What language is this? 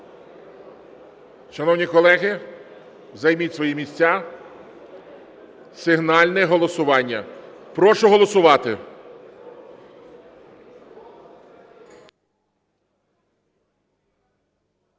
Ukrainian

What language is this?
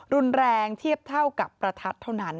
Thai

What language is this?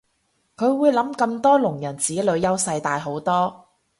Cantonese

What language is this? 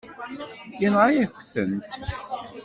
Kabyle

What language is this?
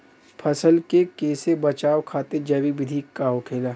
Bhojpuri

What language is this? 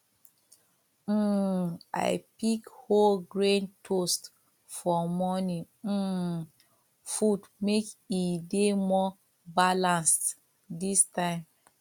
Nigerian Pidgin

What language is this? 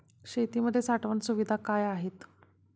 Marathi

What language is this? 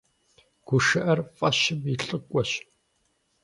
Kabardian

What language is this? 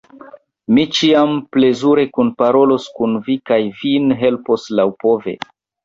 Esperanto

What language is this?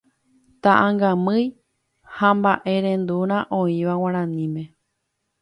Guarani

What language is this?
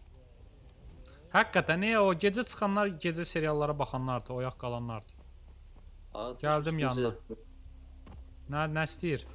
Turkish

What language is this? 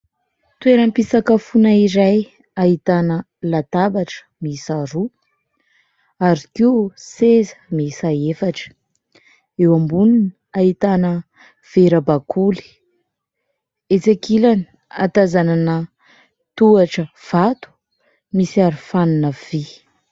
Malagasy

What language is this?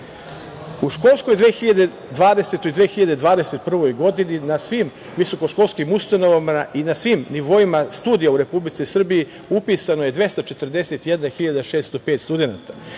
Serbian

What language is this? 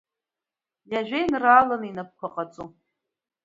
Abkhazian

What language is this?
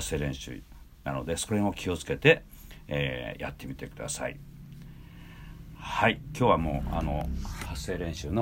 Japanese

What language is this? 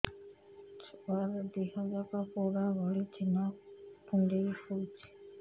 Odia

